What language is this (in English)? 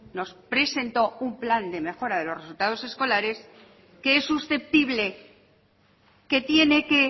Spanish